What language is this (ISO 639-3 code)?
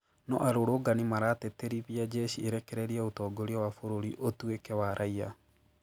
kik